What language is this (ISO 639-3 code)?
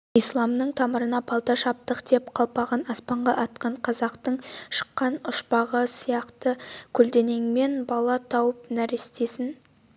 kaz